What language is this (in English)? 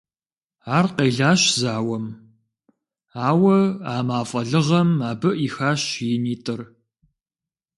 Kabardian